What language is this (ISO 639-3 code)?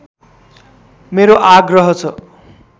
nep